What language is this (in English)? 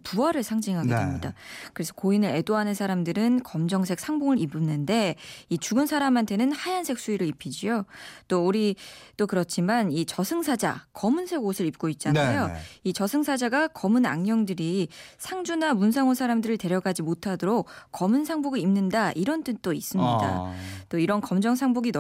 Korean